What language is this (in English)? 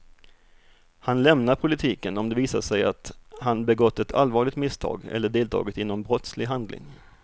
Swedish